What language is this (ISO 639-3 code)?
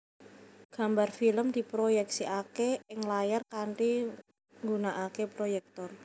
jav